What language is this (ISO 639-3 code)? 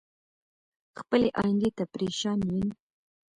pus